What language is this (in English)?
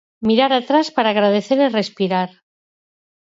Galician